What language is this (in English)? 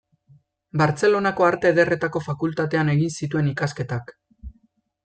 Basque